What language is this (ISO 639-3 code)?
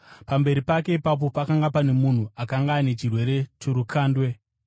sna